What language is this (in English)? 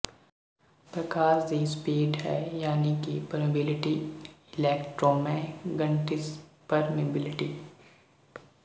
Punjabi